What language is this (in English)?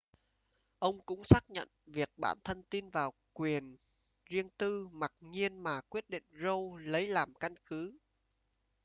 Vietnamese